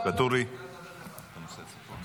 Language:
Hebrew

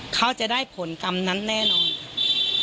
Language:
Thai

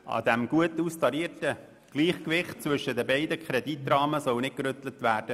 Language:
Swiss German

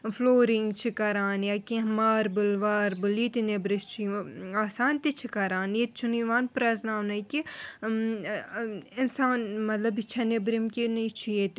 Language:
Kashmiri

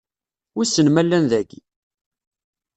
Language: Kabyle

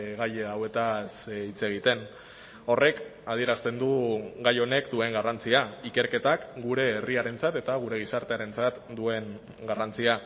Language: Basque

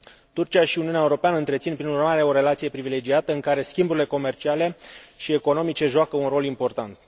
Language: Romanian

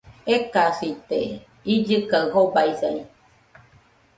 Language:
Nüpode Huitoto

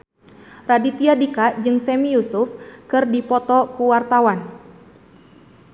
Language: Sundanese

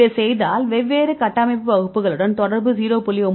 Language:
Tamil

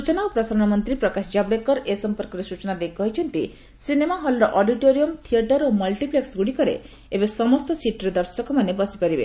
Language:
Odia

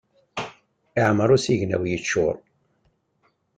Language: Kabyle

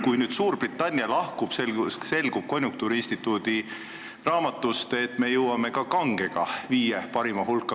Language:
Estonian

